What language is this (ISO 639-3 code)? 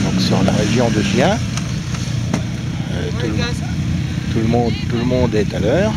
fra